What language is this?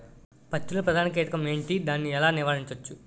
Telugu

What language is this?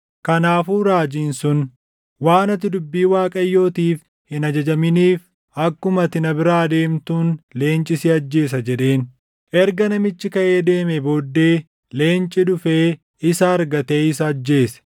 Oromo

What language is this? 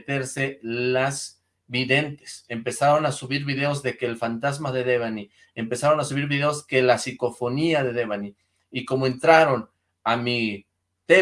Spanish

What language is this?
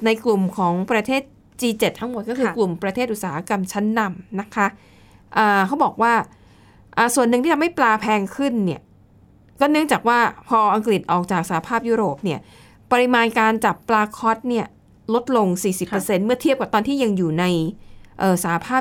Thai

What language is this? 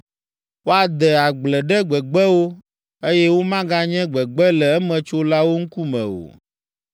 Ewe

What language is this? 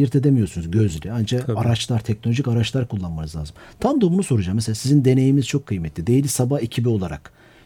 Turkish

